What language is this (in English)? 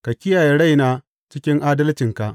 Hausa